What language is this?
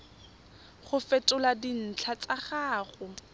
Tswana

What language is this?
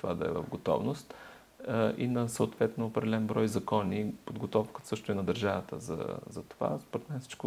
Bulgarian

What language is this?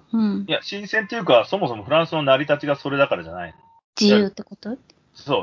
Japanese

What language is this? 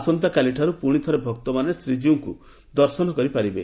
Odia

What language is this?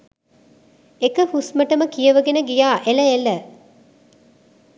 Sinhala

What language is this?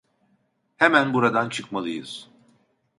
Turkish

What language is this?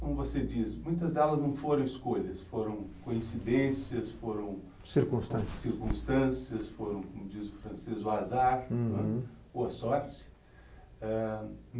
Portuguese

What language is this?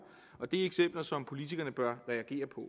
Danish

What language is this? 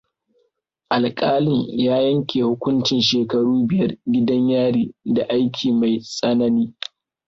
Hausa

